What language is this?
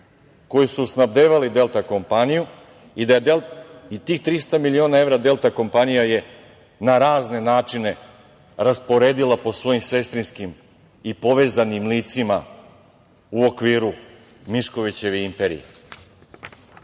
Serbian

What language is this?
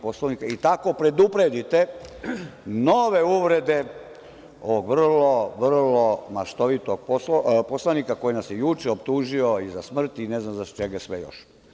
Serbian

